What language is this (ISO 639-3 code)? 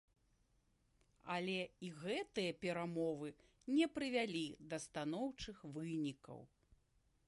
bel